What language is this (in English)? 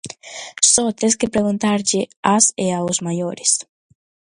Galician